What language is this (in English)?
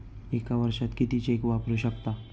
Marathi